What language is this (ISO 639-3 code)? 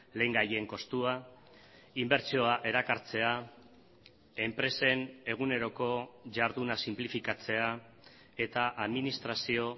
eus